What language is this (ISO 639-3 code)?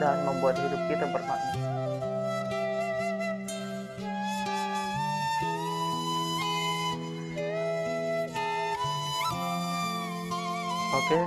ind